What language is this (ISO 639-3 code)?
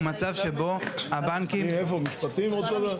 heb